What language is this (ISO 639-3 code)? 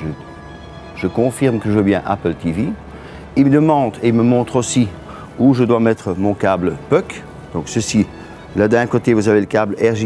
fra